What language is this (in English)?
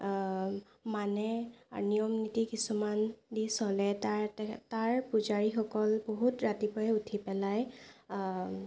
Assamese